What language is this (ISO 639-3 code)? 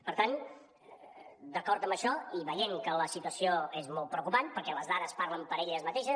cat